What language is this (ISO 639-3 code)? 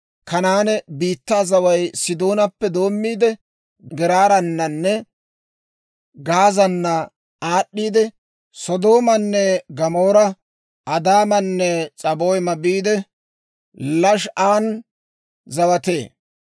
dwr